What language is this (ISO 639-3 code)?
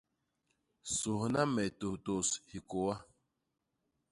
bas